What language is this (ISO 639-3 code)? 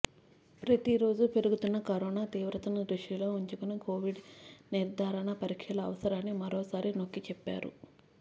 tel